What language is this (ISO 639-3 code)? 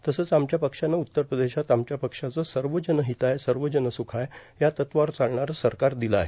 mar